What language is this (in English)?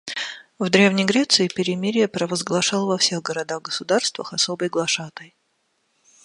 Russian